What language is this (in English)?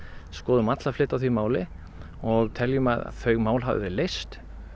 Icelandic